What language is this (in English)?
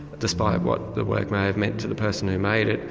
English